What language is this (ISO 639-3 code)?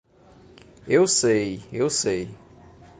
por